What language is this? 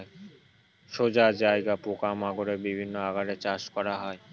Bangla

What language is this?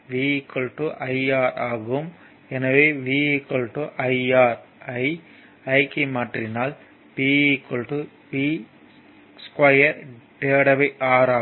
Tamil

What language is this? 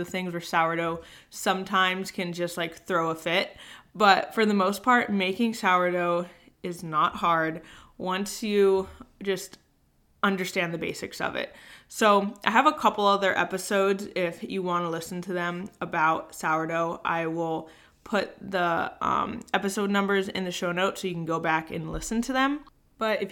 English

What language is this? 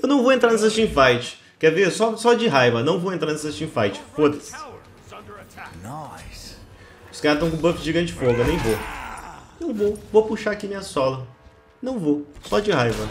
Portuguese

